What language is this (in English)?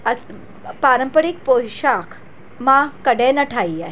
Sindhi